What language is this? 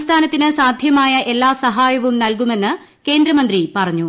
Malayalam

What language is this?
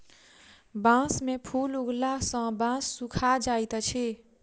Maithili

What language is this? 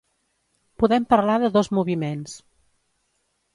Catalan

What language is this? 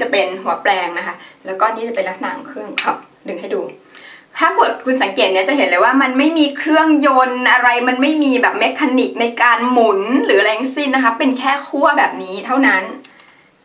Thai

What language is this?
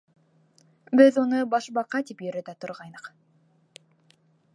Bashkir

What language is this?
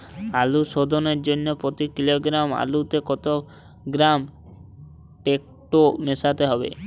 Bangla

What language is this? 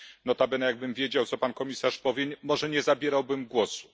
Polish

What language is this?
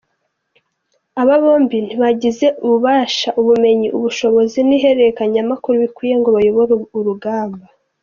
Kinyarwanda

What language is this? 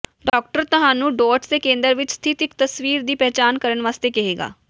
Punjabi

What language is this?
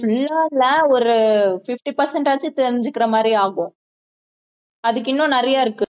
Tamil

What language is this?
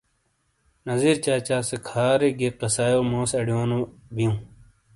Shina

